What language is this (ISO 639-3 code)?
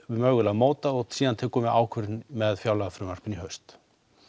isl